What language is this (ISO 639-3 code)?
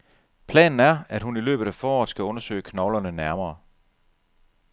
dan